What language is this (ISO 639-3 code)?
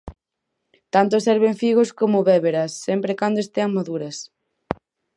glg